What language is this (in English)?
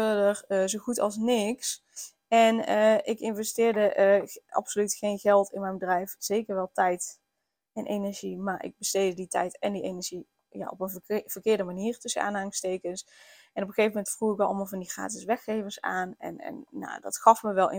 Dutch